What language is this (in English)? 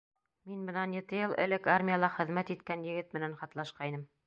Bashkir